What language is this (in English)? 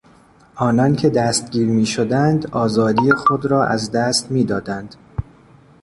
Persian